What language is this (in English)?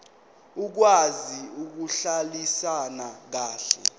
Zulu